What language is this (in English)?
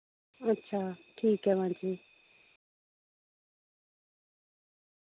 Dogri